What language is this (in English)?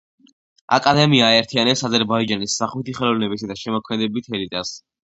Georgian